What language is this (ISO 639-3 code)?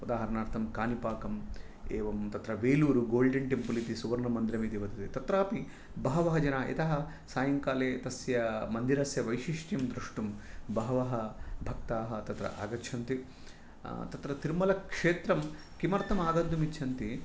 san